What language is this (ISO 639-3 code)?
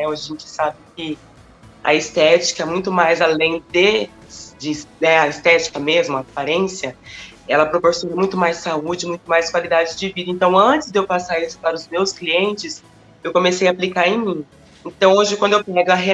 por